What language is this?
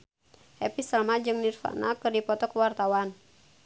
Sundanese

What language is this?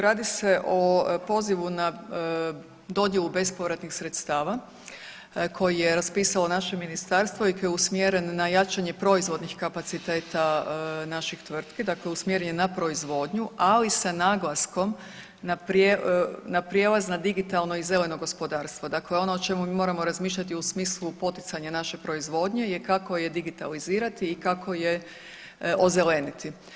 Croatian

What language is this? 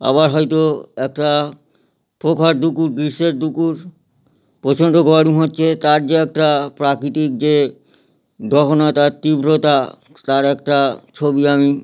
Bangla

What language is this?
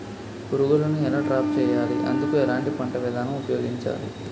Telugu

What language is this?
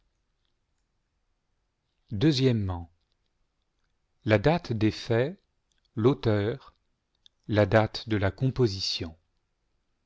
French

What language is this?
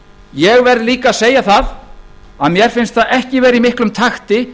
Icelandic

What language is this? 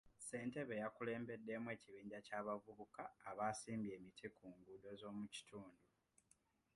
Ganda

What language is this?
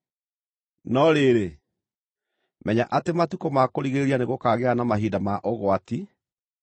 Kikuyu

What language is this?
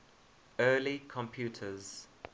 English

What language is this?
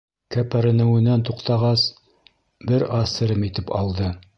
Bashkir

